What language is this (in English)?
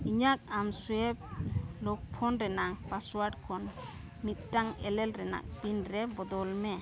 Santali